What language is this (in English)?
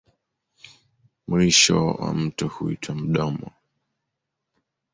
Swahili